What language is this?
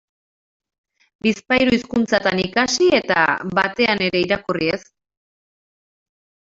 Basque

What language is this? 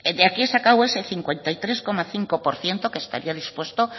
Spanish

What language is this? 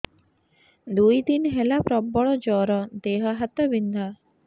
Odia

